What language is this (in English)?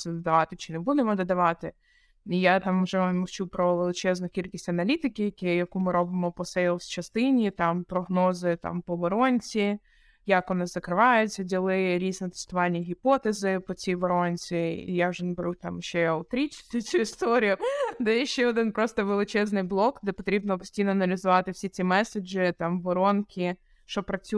Ukrainian